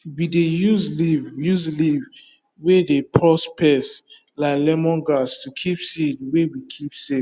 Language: Nigerian Pidgin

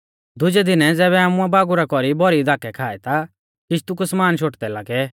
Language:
Mahasu Pahari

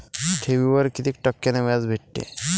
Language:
Marathi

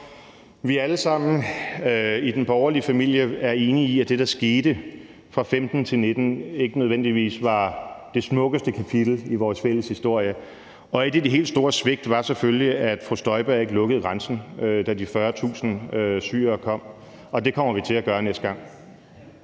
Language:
Danish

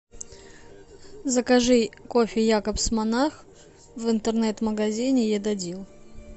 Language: Russian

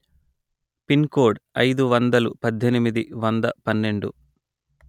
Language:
Telugu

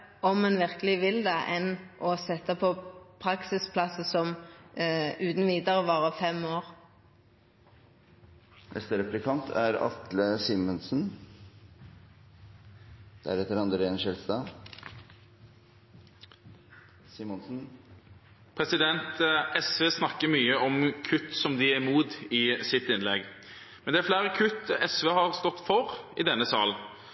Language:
Norwegian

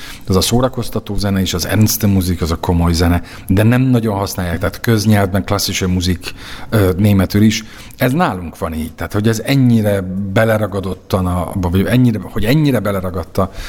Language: Hungarian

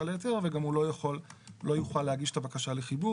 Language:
Hebrew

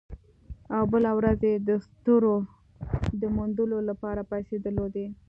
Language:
Pashto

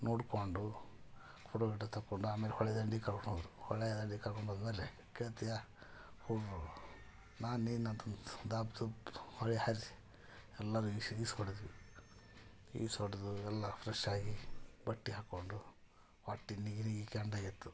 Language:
Kannada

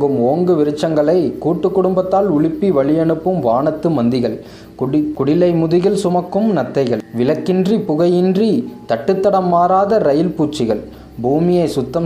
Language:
Tamil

